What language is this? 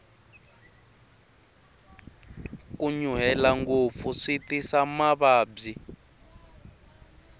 Tsonga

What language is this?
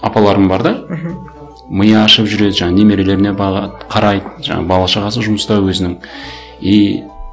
Kazakh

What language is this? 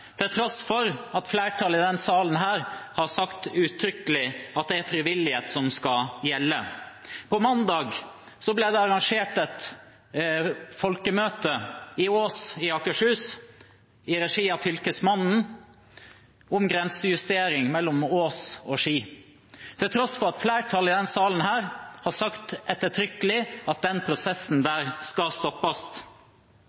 Norwegian Bokmål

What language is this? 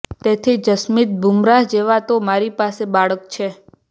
Gujarati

